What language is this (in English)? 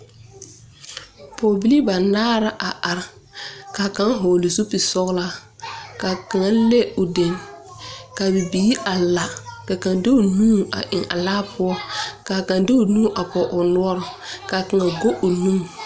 Southern Dagaare